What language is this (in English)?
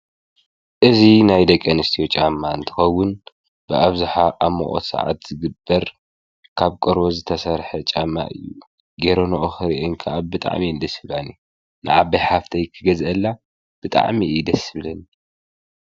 Tigrinya